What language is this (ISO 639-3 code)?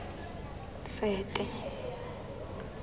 tsn